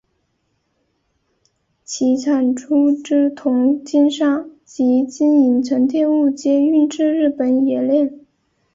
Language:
Chinese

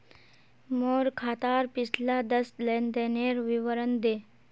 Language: Magahi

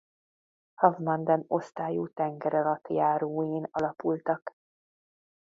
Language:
Hungarian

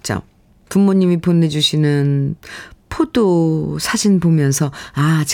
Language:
Korean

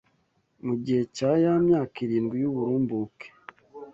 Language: Kinyarwanda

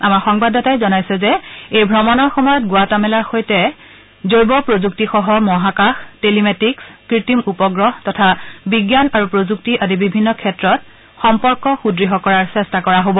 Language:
Assamese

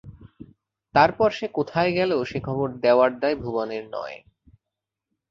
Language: Bangla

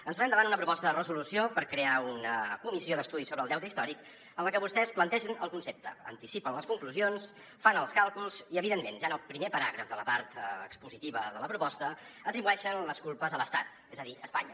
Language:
Catalan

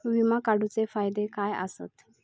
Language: Marathi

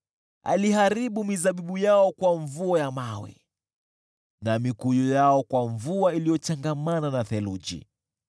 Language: Swahili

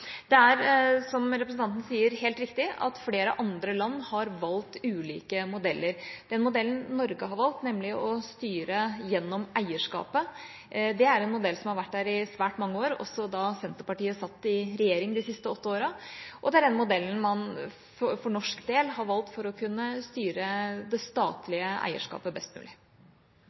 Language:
Norwegian Bokmål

